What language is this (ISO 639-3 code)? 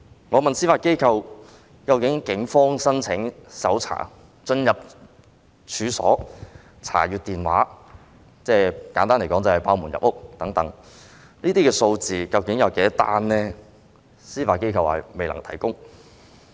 yue